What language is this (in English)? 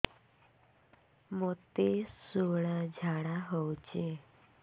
Odia